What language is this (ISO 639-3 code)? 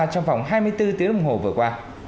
vie